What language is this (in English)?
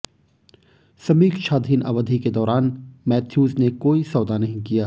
Hindi